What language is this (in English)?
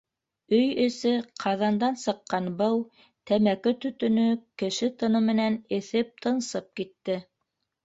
Bashkir